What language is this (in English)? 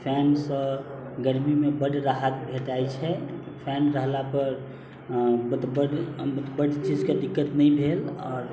Maithili